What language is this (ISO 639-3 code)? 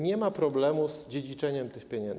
pol